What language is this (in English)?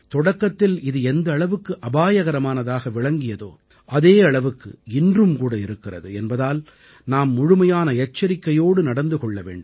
Tamil